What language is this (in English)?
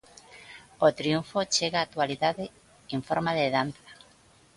Galician